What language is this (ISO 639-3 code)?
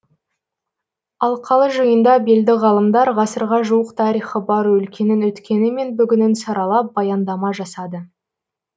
kaz